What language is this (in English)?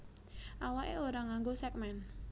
Javanese